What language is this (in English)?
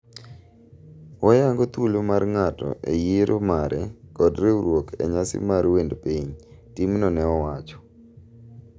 Luo (Kenya and Tanzania)